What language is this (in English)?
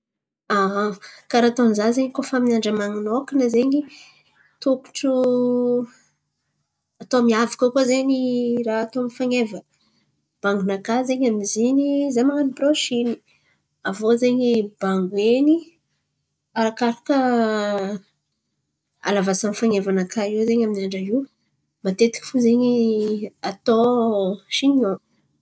Antankarana Malagasy